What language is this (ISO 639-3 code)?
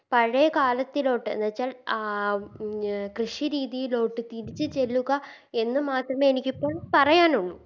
mal